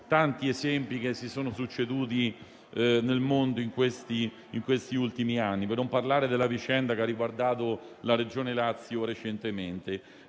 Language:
Italian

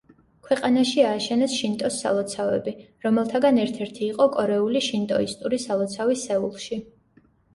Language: Georgian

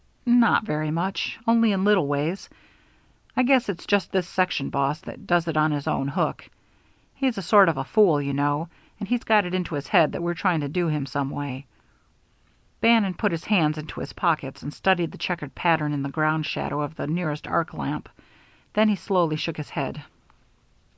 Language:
English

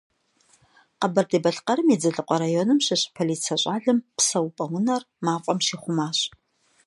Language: Kabardian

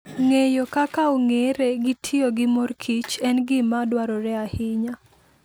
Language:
Luo (Kenya and Tanzania)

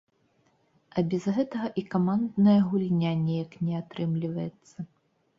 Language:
Belarusian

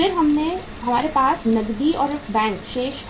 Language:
Hindi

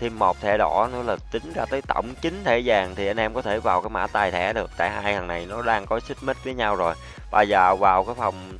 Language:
Vietnamese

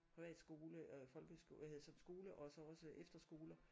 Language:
Danish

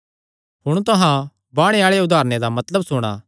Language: Kangri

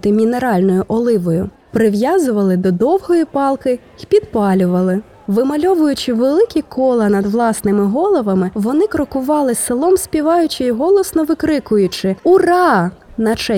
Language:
Ukrainian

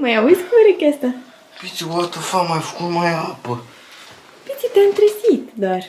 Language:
Romanian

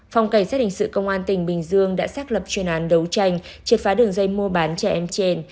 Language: Vietnamese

